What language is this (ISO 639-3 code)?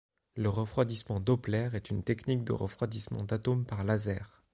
fra